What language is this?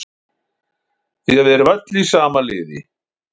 Icelandic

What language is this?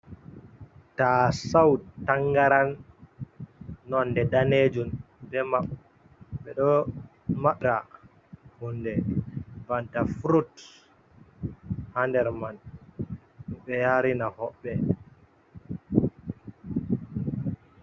Fula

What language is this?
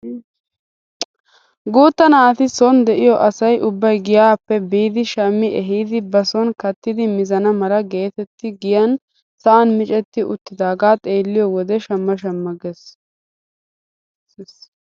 Wolaytta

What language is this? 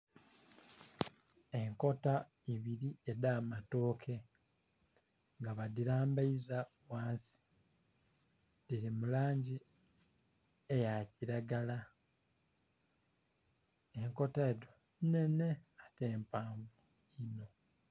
Soga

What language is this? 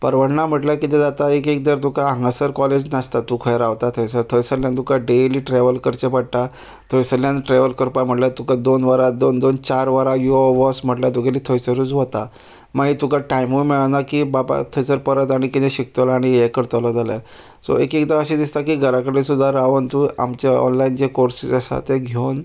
Konkani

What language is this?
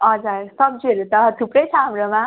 Nepali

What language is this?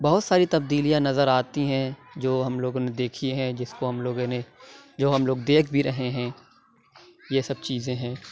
Urdu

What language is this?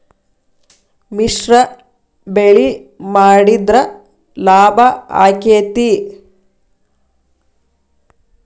Kannada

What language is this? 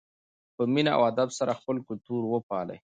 Pashto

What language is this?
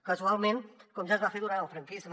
Catalan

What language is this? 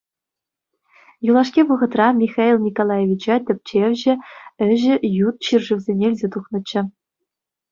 Chuvash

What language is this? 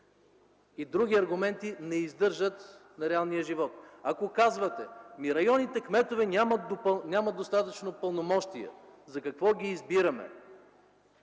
Bulgarian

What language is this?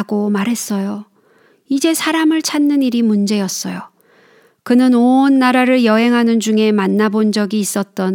Korean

